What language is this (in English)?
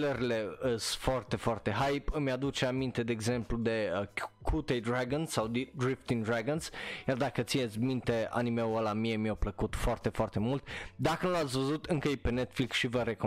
Romanian